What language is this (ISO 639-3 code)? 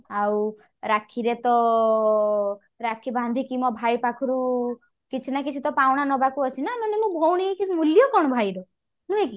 ori